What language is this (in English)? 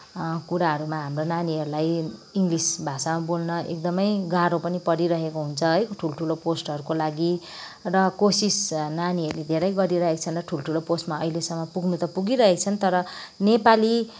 Nepali